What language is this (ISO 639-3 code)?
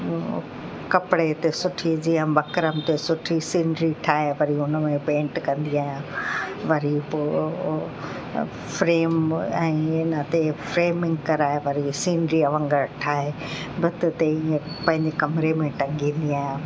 snd